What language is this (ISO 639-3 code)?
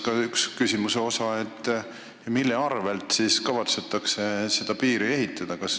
est